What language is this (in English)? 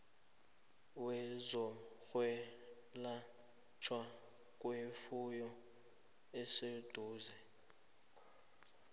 South Ndebele